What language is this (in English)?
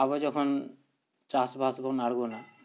Santali